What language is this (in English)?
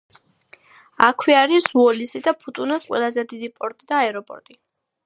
Georgian